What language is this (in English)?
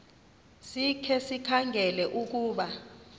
Xhosa